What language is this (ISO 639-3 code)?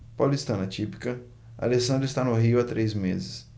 por